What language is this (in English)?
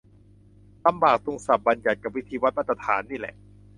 Thai